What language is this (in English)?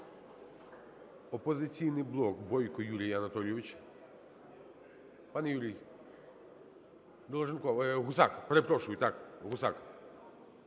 Ukrainian